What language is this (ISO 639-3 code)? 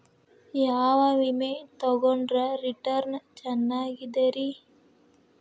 kan